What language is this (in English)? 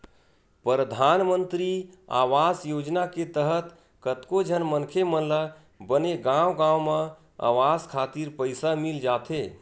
Chhattisgarhi